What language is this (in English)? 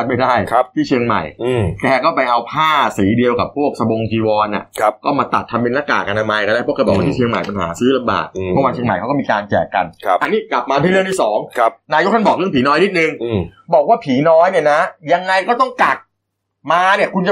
Thai